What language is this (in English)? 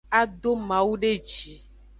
Aja (Benin)